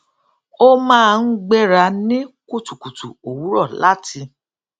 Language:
Yoruba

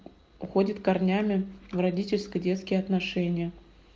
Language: Russian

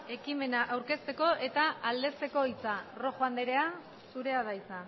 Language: Basque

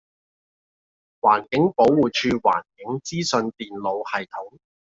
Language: Cantonese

